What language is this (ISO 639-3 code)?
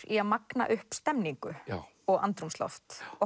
isl